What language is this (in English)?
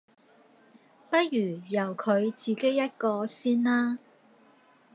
Cantonese